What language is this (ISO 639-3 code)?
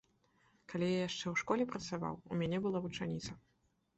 bel